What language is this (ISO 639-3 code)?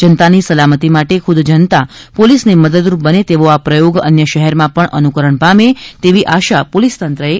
guj